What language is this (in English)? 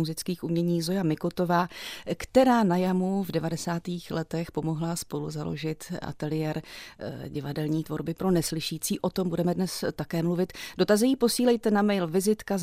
Czech